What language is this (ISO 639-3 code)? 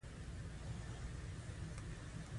pus